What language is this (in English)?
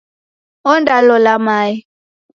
Taita